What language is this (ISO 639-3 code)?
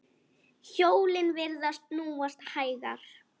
isl